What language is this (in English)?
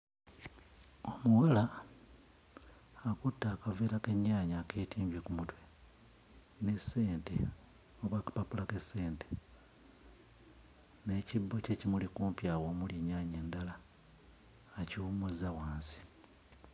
Ganda